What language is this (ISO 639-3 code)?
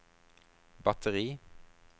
nor